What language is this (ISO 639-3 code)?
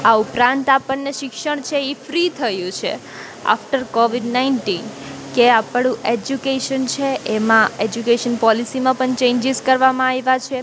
guj